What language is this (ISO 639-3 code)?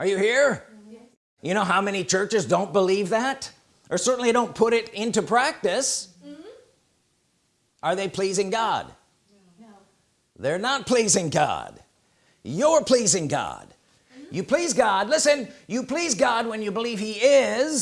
eng